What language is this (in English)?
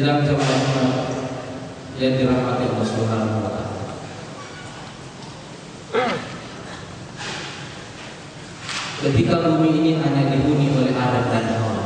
Indonesian